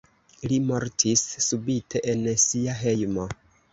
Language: Esperanto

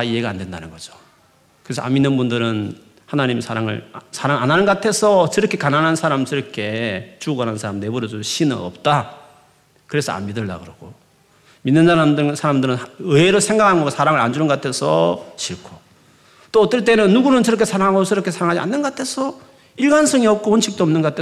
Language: Korean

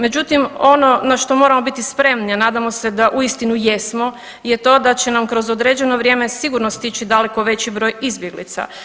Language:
Croatian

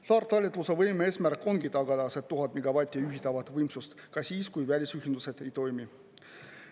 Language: Estonian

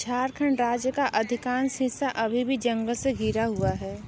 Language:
Hindi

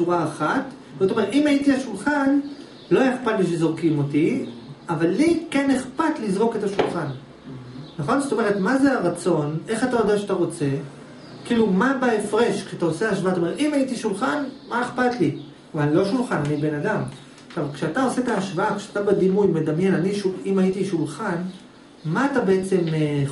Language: Hebrew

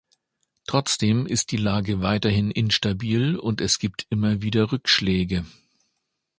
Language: German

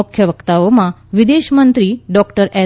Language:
Gujarati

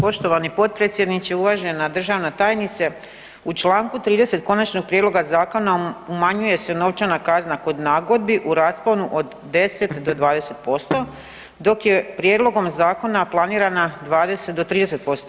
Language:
Croatian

